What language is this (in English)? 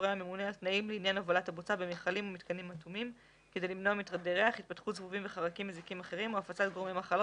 Hebrew